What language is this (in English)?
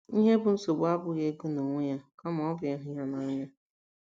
Igbo